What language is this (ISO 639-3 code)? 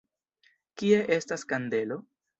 epo